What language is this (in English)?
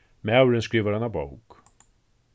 Faroese